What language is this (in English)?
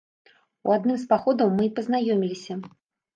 Belarusian